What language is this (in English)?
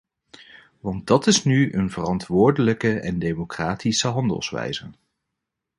Dutch